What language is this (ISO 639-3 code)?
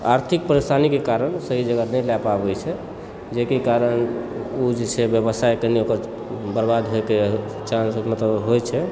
mai